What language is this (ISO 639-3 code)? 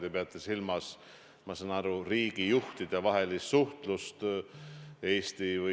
est